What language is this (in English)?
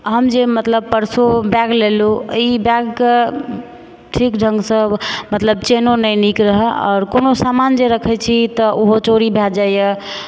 Maithili